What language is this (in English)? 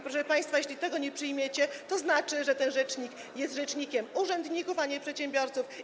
Polish